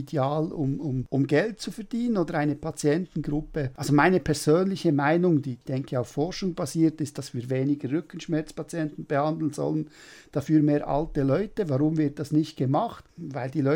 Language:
German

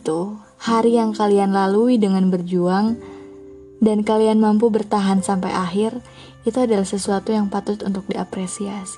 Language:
Indonesian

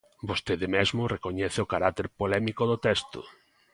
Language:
Galician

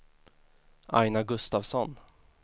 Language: Swedish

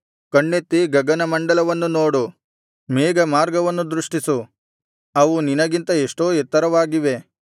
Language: Kannada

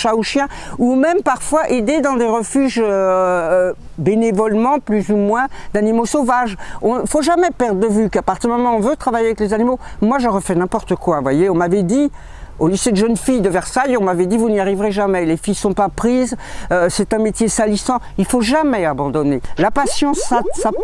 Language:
French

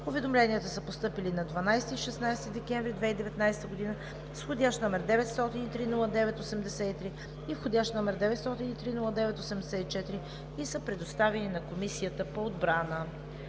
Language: Bulgarian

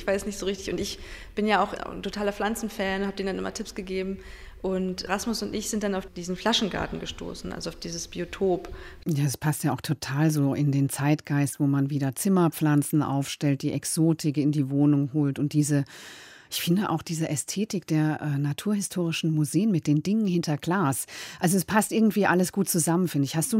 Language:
German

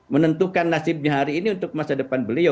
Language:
Indonesian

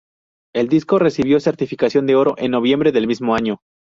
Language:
Spanish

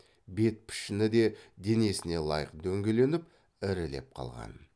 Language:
Kazakh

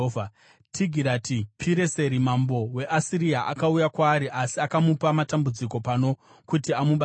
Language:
Shona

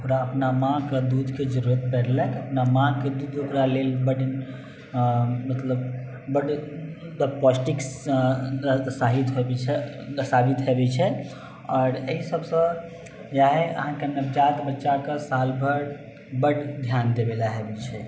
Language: Maithili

